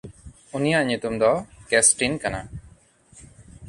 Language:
Santali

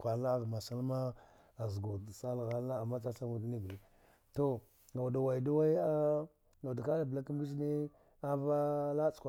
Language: Dghwede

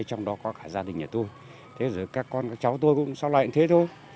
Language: Vietnamese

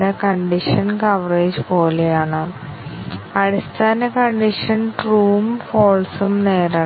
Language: Malayalam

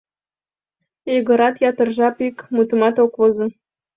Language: Mari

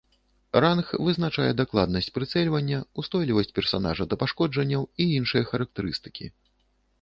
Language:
Belarusian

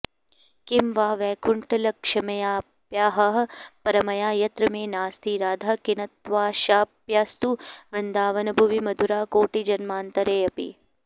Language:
Sanskrit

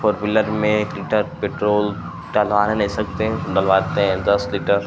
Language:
Hindi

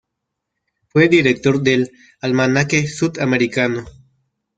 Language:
Spanish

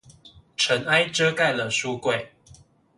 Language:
Chinese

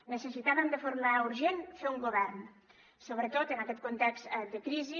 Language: Catalan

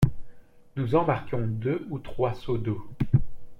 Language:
French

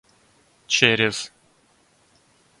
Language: Russian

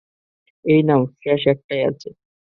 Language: Bangla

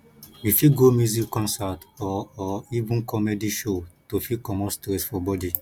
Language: Nigerian Pidgin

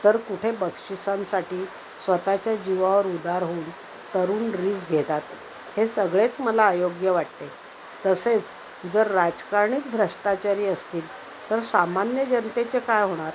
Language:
Marathi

